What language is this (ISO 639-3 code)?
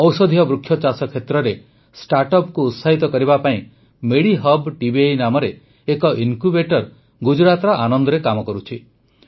ori